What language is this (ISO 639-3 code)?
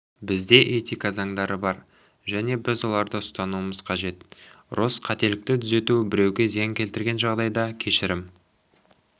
kaz